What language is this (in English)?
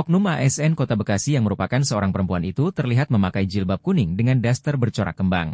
Indonesian